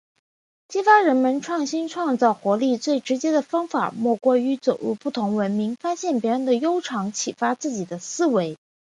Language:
Chinese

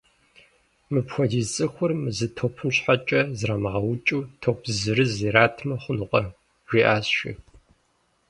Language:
Kabardian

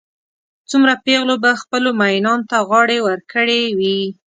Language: Pashto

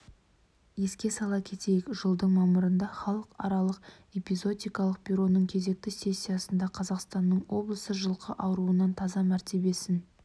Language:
Kazakh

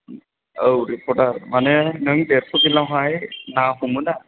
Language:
Bodo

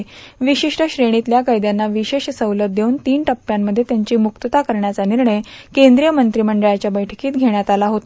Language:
Marathi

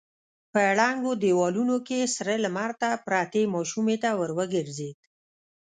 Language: Pashto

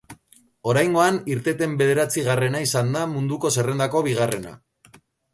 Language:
Basque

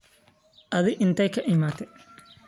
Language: Somali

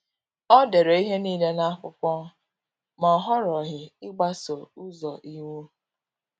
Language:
Igbo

